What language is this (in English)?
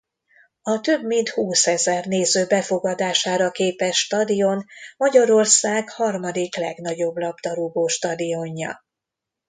Hungarian